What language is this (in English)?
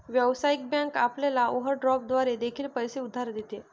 Marathi